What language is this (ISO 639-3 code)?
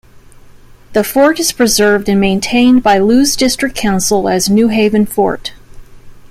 eng